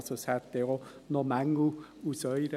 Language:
Swiss German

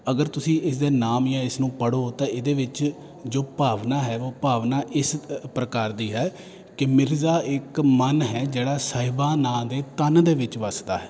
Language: Punjabi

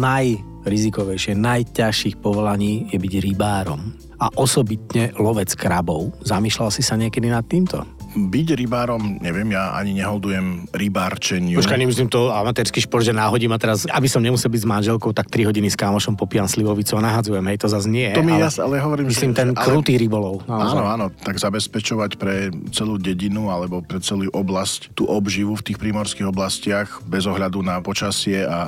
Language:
Slovak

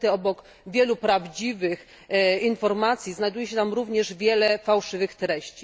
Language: Polish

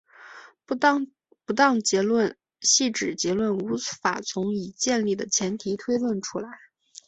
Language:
Chinese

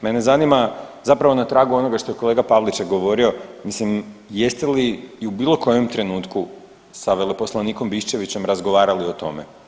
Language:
Croatian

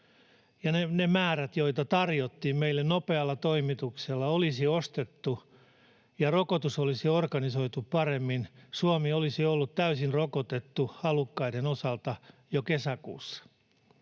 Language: Finnish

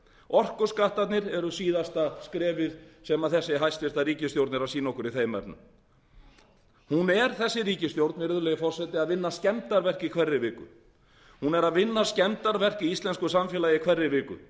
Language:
Icelandic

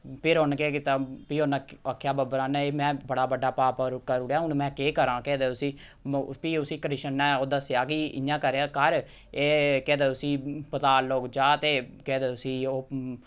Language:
Dogri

